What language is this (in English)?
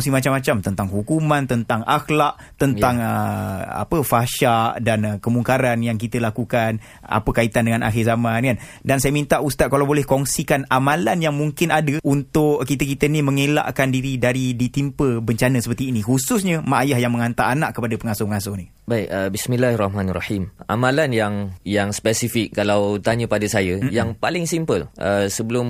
Malay